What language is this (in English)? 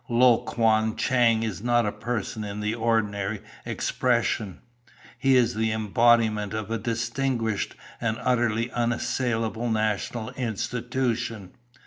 English